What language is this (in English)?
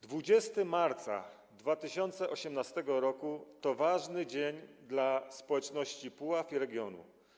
Polish